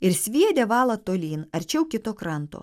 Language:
Lithuanian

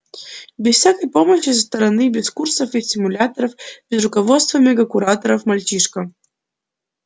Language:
Russian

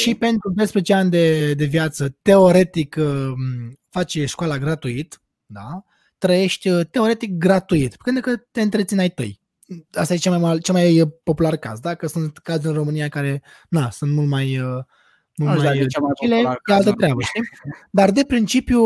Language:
Romanian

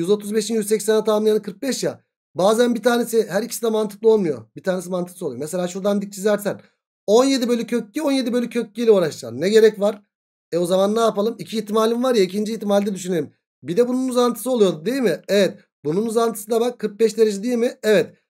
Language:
Turkish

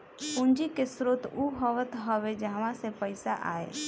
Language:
Bhojpuri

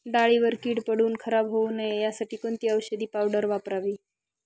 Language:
Marathi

